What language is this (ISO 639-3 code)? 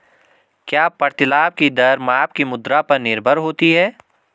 hin